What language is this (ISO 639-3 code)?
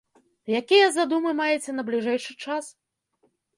bel